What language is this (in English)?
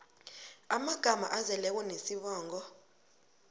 South Ndebele